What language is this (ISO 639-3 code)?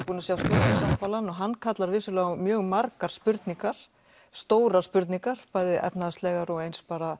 isl